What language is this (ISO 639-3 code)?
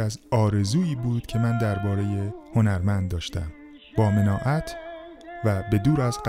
fas